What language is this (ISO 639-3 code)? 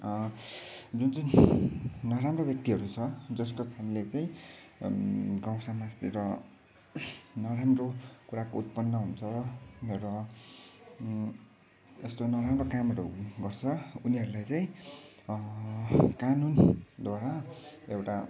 nep